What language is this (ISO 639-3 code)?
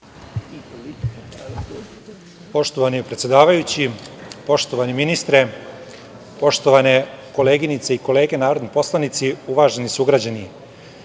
srp